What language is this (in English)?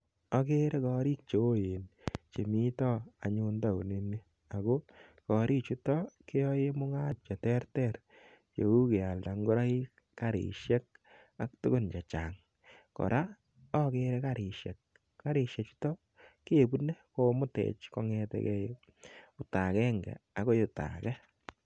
Kalenjin